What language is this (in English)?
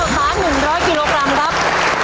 Thai